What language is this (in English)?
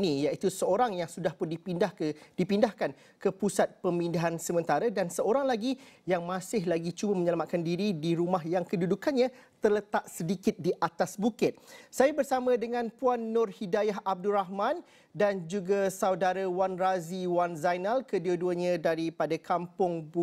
Malay